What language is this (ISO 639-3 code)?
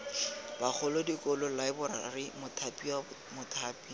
tsn